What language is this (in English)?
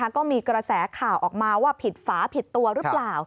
Thai